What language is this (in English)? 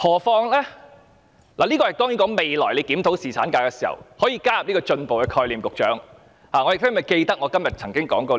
Cantonese